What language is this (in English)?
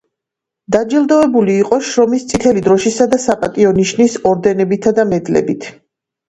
Georgian